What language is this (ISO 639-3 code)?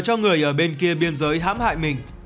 vie